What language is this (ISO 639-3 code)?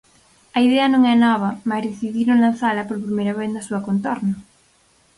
glg